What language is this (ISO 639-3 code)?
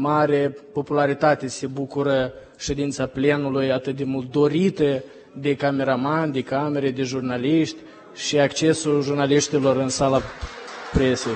ron